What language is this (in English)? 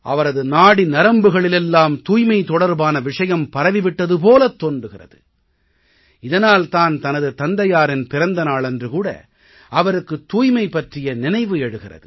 Tamil